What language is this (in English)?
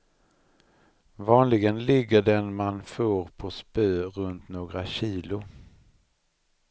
Swedish